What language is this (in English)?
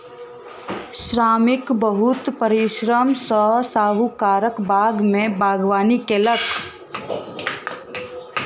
Maithili